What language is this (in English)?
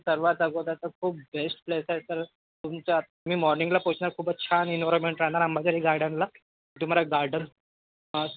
Marathi